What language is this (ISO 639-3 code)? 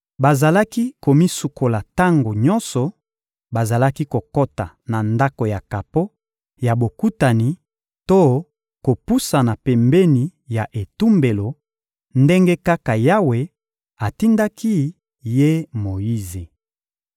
lin